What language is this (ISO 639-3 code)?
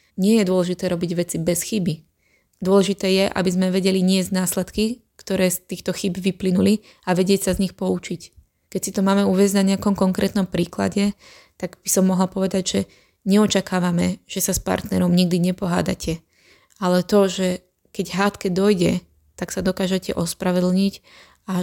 slk